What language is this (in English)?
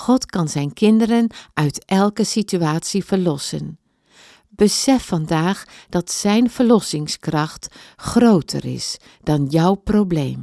Dutch